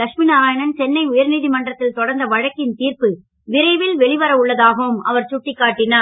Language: Tamil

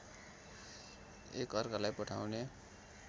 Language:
Nepali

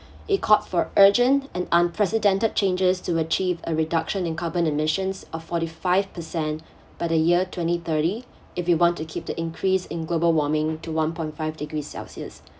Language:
English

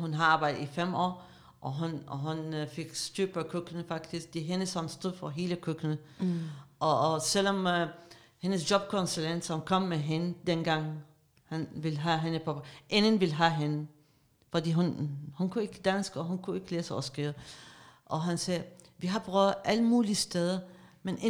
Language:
Danish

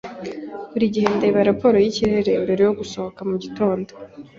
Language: Kinyarwanda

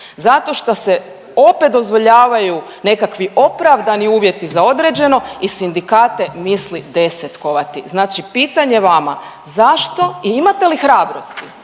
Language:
Croatian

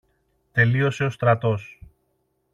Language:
Greek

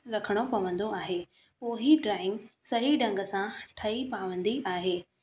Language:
Sindhi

